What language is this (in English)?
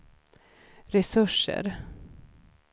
Swedish